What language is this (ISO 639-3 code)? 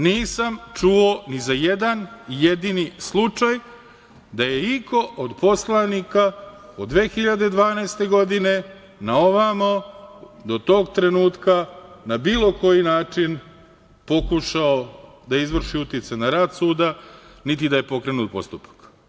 srp